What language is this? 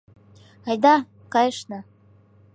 Mari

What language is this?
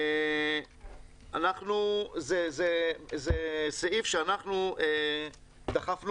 Hebrew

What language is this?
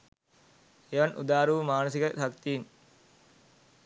Sinhala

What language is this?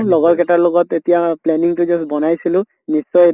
Assamese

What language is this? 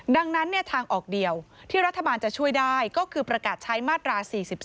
Thai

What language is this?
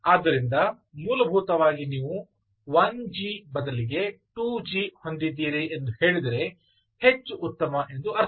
Kannada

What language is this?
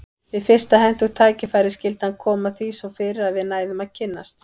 Icelandic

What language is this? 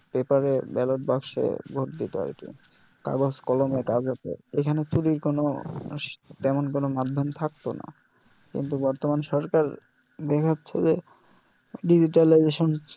Bangla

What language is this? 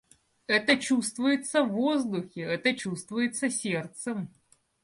Russian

